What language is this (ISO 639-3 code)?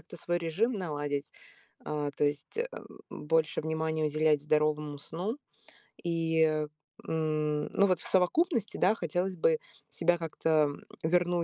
rus